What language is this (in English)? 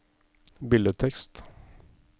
Norwegian